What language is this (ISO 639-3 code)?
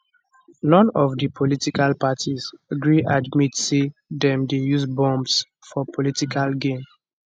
pcm